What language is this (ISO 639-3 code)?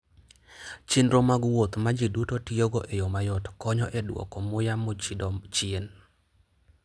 luo